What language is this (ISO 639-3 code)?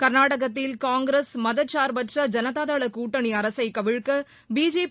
tam